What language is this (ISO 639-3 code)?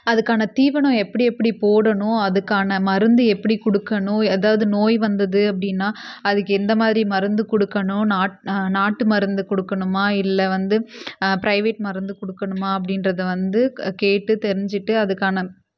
tam